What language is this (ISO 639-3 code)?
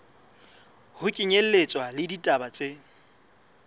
sot